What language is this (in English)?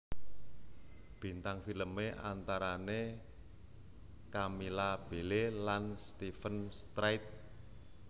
Javanese